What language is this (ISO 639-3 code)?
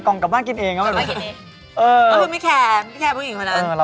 tha